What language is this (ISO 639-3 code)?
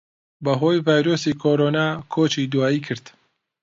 ckb